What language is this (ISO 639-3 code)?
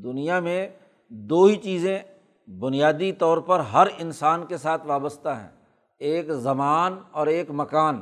urd